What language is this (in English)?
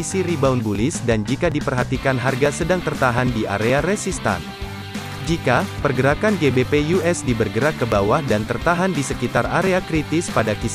Indonesian